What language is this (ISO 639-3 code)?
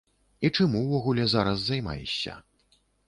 bel